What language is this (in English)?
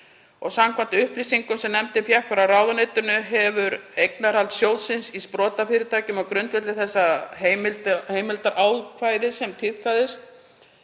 Icelandic